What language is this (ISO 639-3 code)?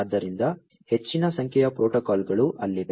kan